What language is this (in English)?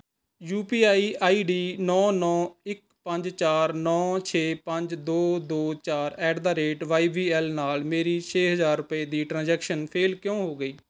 Punjabi